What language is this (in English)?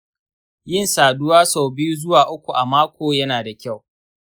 Hausa